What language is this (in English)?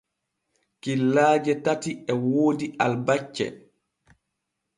Borgu Fulfulde